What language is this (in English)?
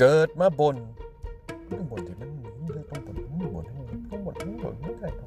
Thai